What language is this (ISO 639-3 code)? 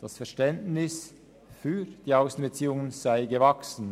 gsw